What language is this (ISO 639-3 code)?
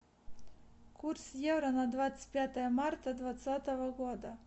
rus